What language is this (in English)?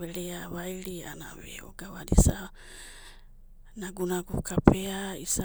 Abadi